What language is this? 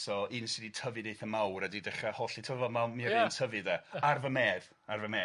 Welsh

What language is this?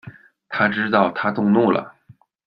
Chinese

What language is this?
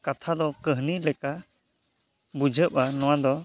Santali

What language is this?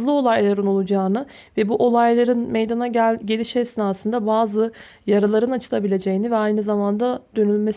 Turkish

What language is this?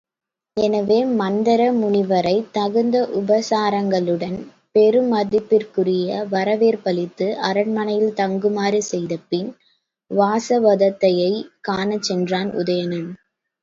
Tamil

